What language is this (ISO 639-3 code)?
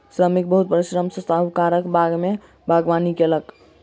mai